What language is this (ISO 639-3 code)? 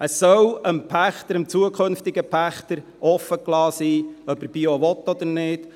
gsw